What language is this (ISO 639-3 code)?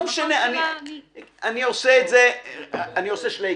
heb